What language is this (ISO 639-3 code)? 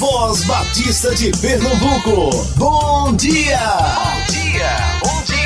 por